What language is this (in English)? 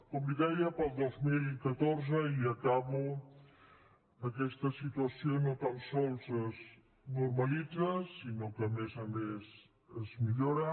Catalan